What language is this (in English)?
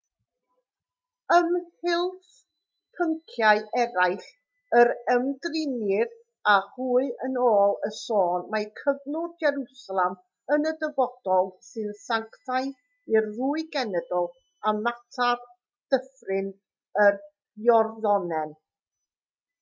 Welsh